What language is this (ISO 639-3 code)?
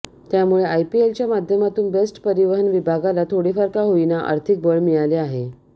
mar